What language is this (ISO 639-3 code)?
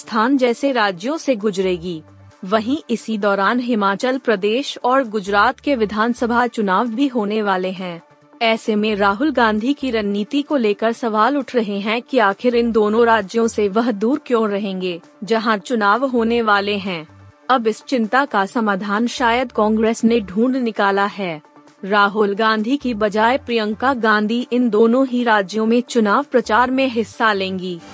hin